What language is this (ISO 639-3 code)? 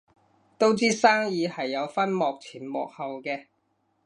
yue